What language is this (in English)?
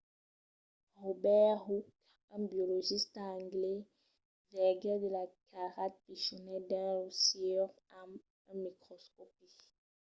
Occitan